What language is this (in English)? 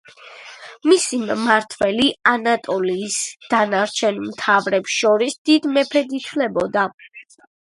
Georgian